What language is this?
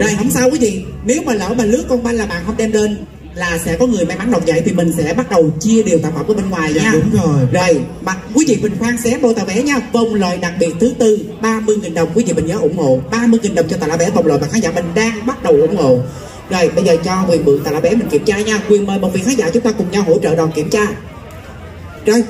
Vietnamese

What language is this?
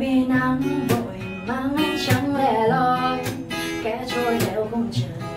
Vietnamese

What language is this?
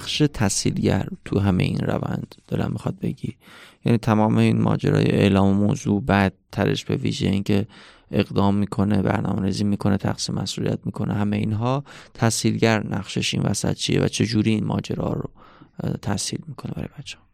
Persian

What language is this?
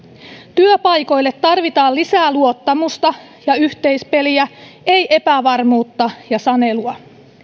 Finnish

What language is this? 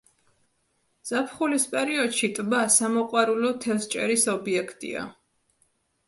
Georgian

